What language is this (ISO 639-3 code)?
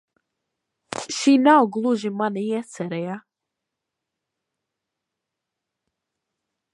lav